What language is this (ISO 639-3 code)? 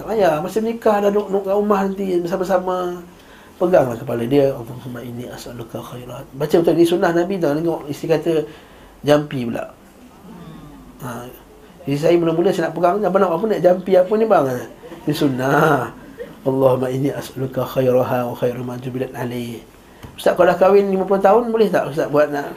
msa